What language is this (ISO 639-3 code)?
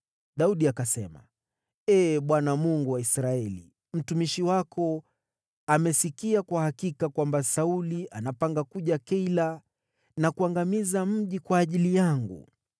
swa